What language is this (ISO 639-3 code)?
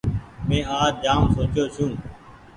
gig